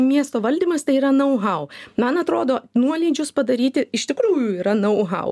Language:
Lithuanian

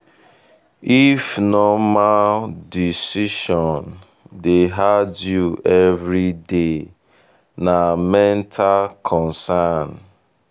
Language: Nigerian Pidgin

